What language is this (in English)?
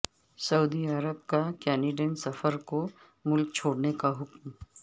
Urdu